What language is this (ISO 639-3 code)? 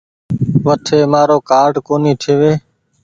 gig